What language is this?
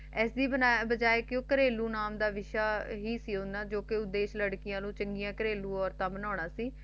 Punjabi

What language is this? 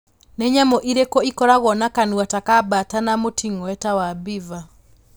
Kikuyu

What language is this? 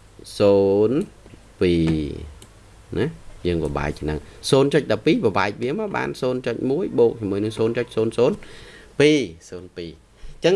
Vietnamese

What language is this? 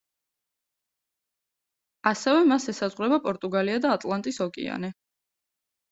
Georgian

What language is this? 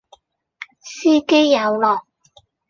Cantonese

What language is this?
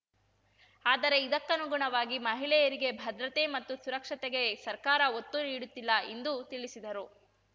Kannada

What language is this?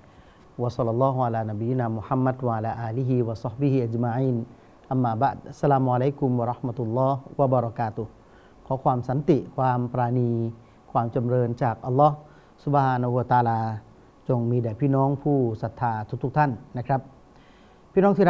Thai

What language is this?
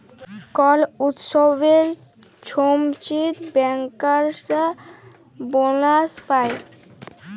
Bangla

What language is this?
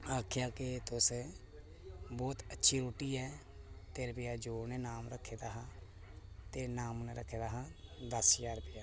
Dogri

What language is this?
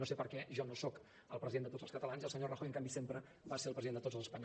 Catalan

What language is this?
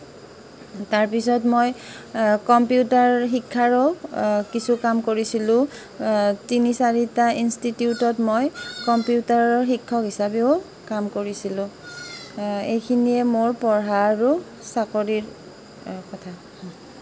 Assamese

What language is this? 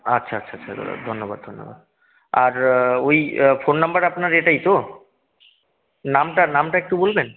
Bangla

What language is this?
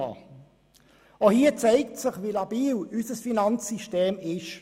Swiss German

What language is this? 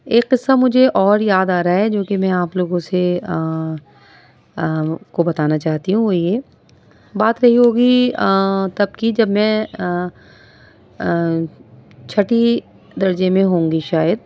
Urdu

